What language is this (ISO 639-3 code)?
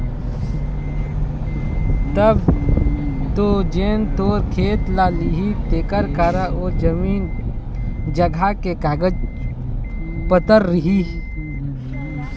hne